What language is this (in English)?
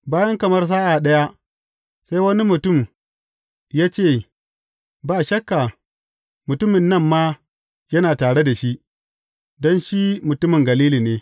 Hausa